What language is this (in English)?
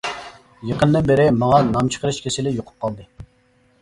Uyghur